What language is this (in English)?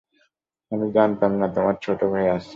Bangla